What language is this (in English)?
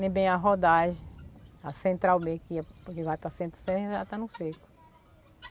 Portuguese